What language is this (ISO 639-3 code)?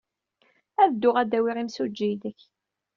kab